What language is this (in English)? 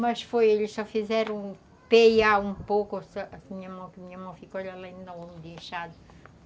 Portuguese